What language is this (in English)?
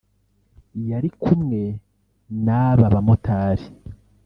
Kinyarwanda